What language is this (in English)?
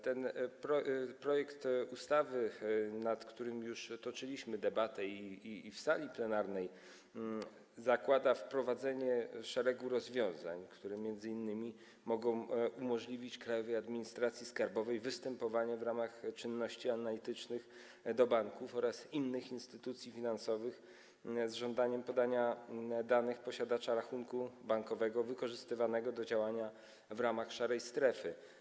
Polish